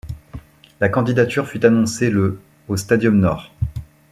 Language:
French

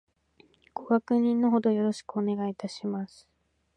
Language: Japanese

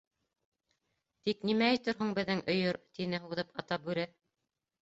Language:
Bashkir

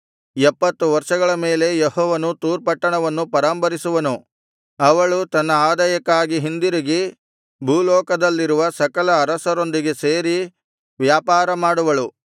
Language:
Kannada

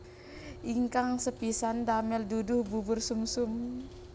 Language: Javanese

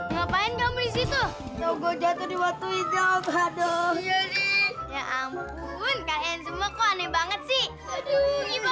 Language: Indonesian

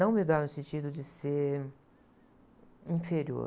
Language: Portuguese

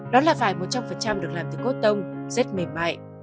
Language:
Vietnamese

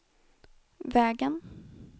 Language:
Swedish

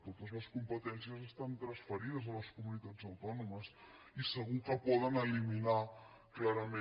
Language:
Catalan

